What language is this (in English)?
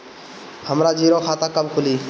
Bhojpuri